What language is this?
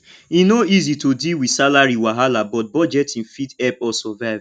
Nigerian Pidgin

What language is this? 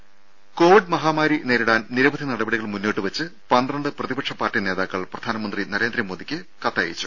Malayalam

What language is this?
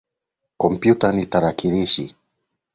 Swahili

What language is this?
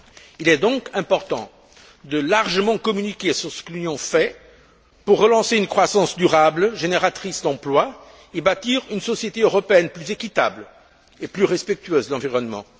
French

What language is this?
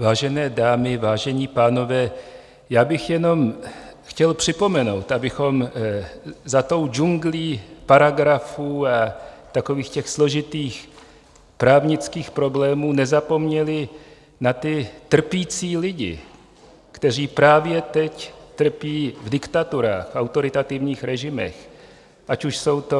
Czech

